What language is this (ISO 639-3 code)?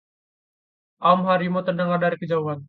ind